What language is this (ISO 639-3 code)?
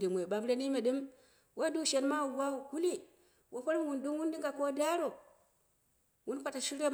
kna